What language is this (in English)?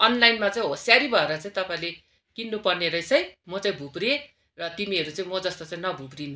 Nepali